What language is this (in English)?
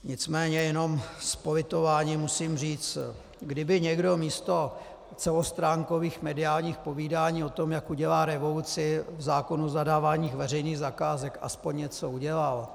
Czech